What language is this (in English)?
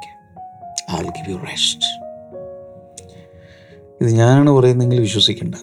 Malayalam